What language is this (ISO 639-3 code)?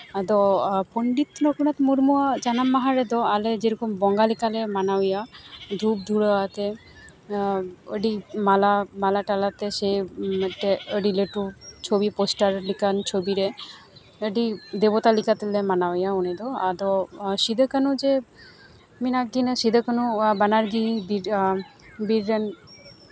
sat